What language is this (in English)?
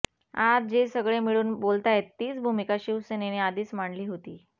Marathi